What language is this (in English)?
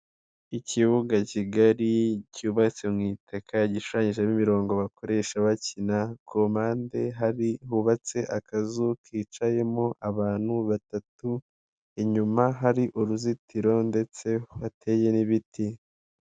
Kinyarwanda